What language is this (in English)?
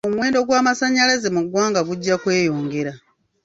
Ganda